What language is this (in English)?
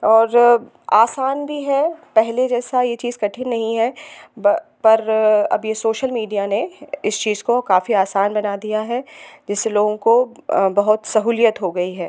Hindi